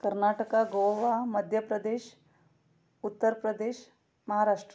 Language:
Kannada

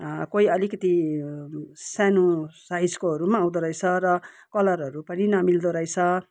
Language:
Nepali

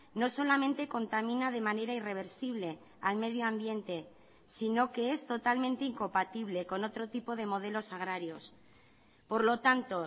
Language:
Spanish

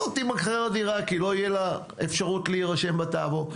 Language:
Hebrew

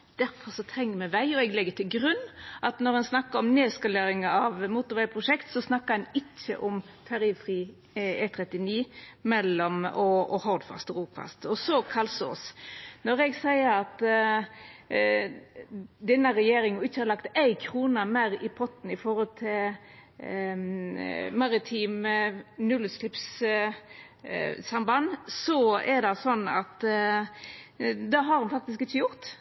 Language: Norwegian Nynorsk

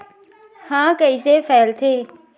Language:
Chhattisgarhi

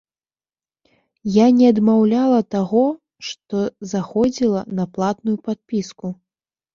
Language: Belarusian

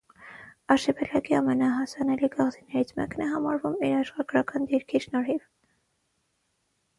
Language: Armenian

